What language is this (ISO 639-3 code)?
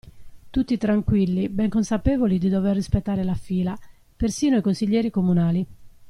ita